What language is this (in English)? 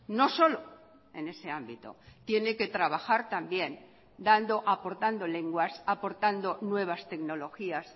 Spanish